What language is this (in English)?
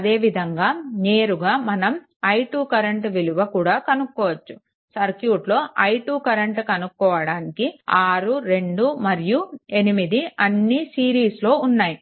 Telugu